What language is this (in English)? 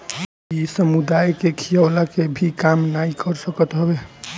Bhojpuri